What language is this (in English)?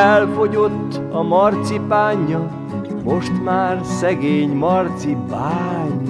Hungarian